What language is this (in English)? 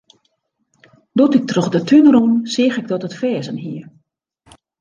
Western Frisian